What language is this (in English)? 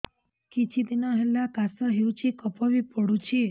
Odia